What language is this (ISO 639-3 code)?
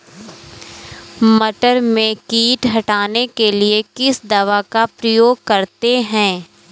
hin